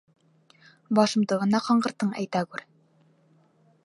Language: Bashkir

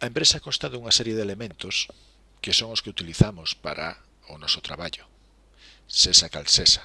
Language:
Spanish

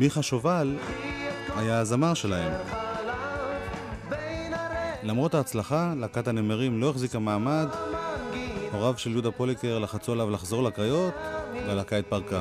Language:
Hebrew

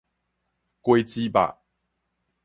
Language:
Min Nan Chinese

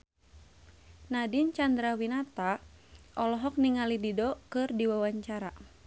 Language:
Sundanese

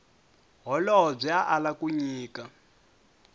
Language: Tsonga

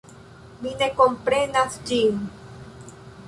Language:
Esperanto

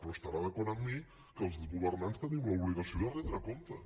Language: Catalan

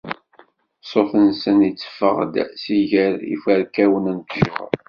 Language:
Kabyle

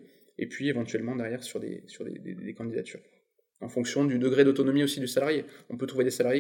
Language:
French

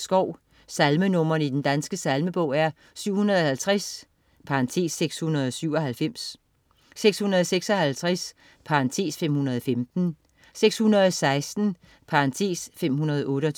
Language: Danish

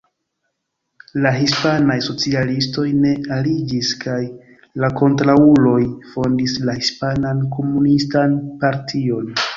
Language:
Esperanto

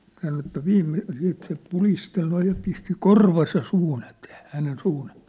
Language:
Finnish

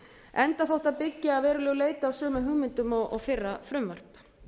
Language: Icelandic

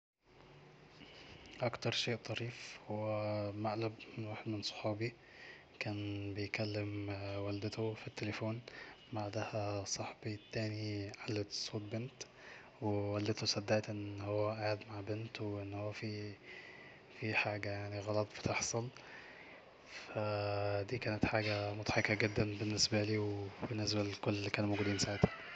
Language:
Egyptian Arabic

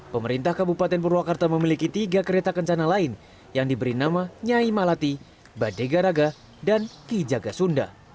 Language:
Indonesian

